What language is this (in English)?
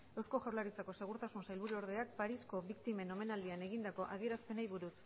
Basque